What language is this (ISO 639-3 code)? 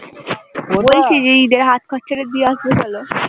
ben